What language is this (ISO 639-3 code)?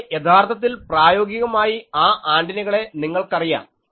mal